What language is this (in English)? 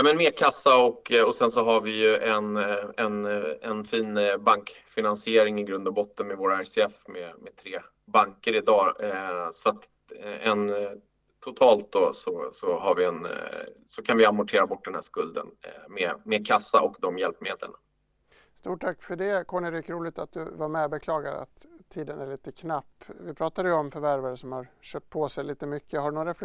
Swedish